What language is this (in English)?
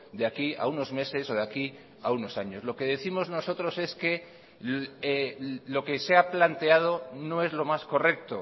Spanish